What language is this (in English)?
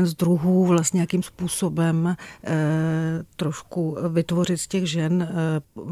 Czech